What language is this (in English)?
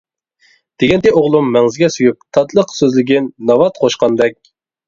Uyghur